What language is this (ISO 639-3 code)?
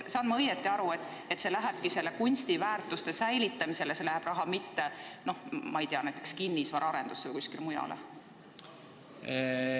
est